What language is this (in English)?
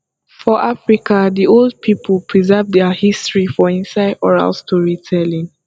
Nigerian Pidgin